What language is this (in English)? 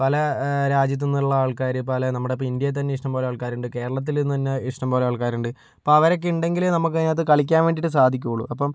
Malayalam